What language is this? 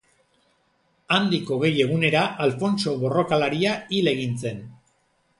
Basque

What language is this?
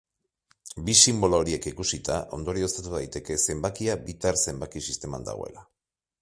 Basque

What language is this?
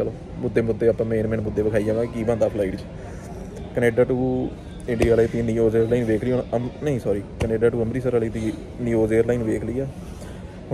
Punjabi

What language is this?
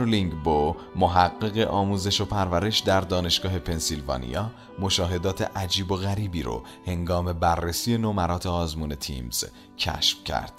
Persian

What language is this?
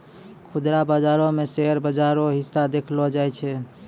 Maithili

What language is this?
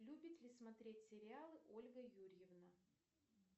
Russian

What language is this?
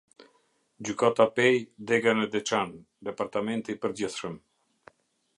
Albanian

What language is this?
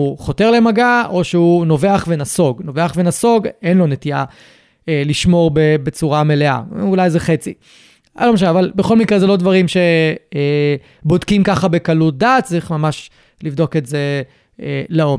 Hebrew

